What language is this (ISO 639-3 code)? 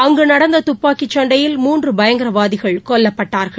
tam